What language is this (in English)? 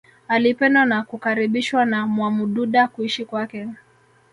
Swahili